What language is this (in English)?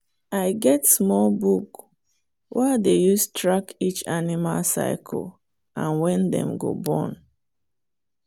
Nigerian Pidgin